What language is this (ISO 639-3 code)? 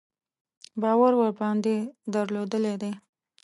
pus